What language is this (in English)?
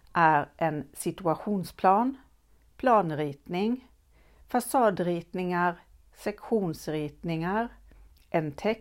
Swedish